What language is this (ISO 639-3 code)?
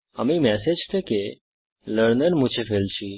ben